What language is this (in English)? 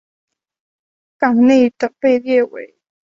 Chinese